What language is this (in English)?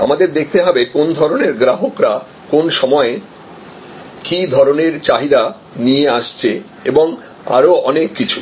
Bangla